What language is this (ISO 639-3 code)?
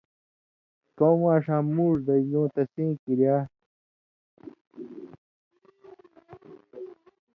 mvy